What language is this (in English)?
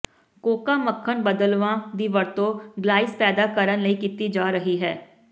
Punjabi